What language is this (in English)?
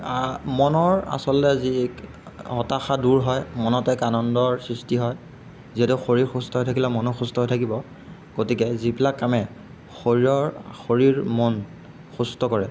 Assamese